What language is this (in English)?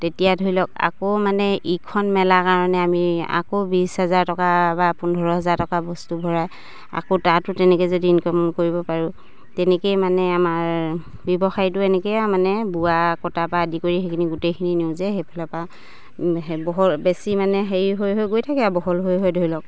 Assamese